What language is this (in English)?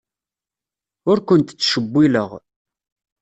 Kabyle